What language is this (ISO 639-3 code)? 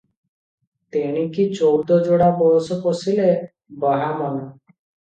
ori